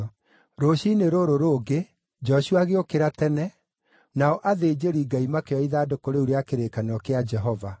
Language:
Kikuyu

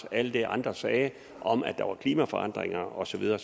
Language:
Danish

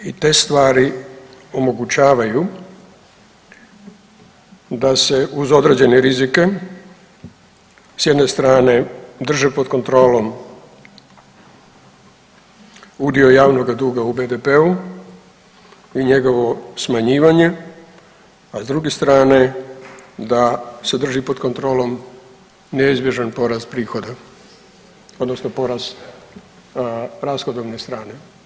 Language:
Croatian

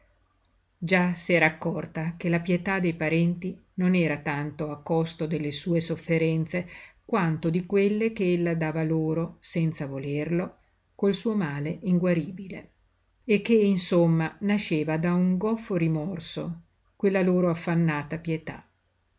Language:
Italian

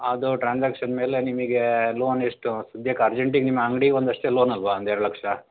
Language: Kannada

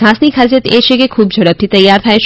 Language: Gujarati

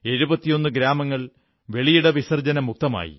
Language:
Malayalam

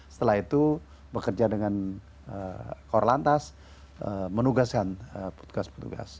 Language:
Indonesian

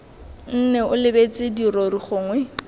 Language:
Tswana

